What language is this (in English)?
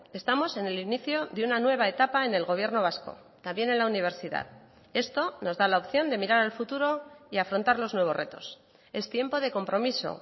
Spanish